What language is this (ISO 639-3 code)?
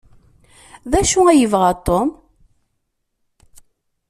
kab